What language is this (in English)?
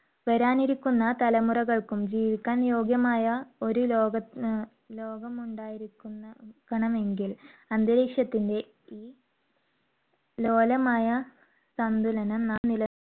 Malayalam